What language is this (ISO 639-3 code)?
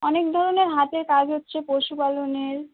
ben